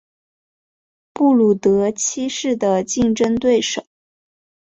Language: Chinese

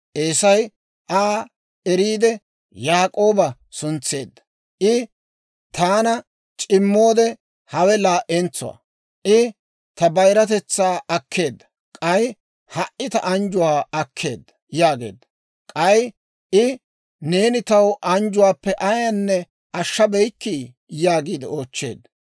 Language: Dawro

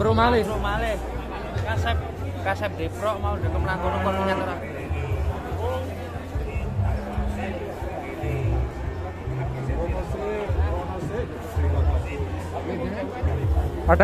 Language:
Indonesian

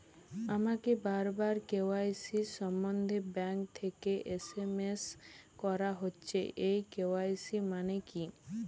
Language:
Bangla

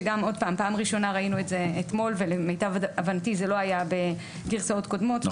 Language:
Hebrew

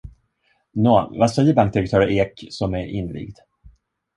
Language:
Swedish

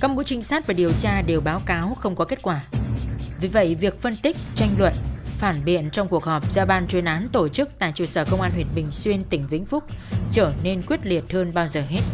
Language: Vietnamese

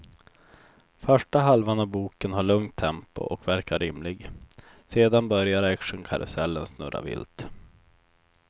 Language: Swedish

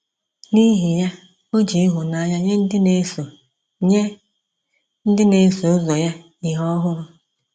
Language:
Igbo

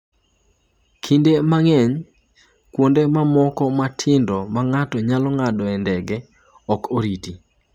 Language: Luo (Kenya and Tanzania)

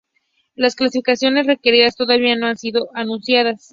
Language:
Spanish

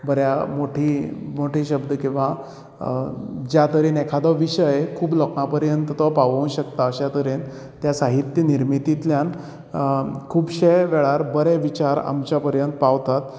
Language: Konkani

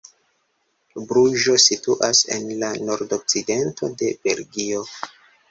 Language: Esperanto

